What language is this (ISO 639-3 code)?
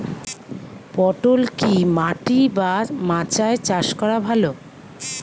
ben